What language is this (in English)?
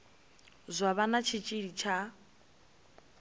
Venda